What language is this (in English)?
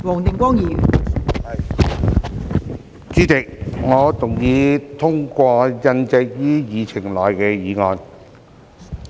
Cantonese